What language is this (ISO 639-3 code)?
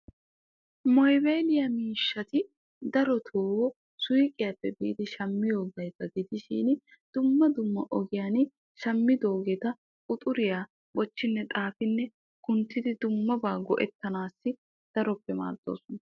wal